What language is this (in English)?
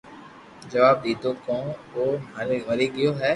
Loarki